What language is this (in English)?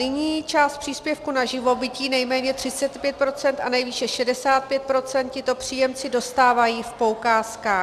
Czech